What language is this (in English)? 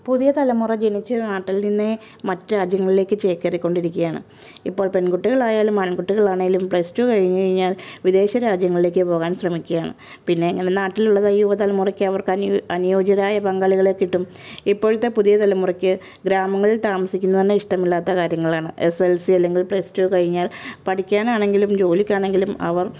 Malayalam